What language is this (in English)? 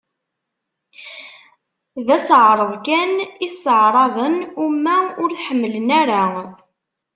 Kabyle